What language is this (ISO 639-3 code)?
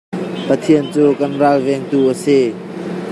cnh